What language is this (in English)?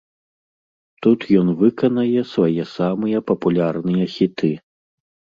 Belarusian